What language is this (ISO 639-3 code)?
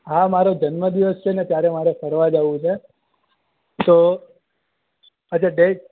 guj